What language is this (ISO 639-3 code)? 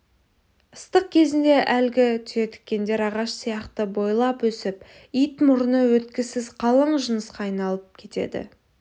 kaz